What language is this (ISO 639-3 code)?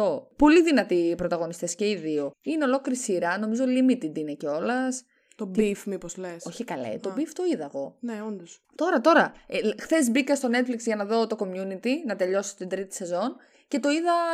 ell